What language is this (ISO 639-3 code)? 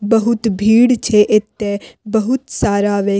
mai